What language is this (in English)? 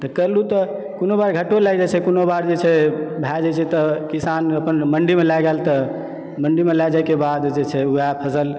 Maithili